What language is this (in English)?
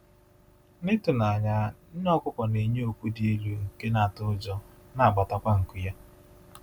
Igbo